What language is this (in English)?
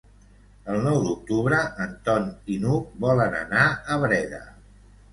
Catalan